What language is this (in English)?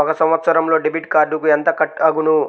Telugu